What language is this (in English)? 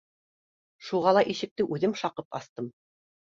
Bashkir